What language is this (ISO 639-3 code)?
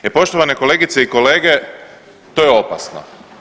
hrv